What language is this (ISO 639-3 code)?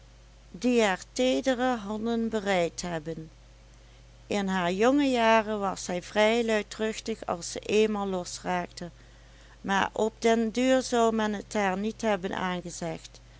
nld